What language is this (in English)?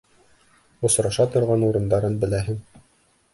Bashkir